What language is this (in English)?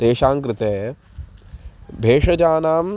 Sanskrit